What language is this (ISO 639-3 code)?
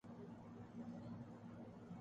urd